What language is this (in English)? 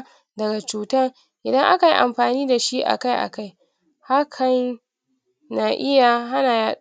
Hausa